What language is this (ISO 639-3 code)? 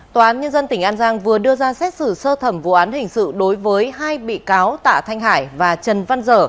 vie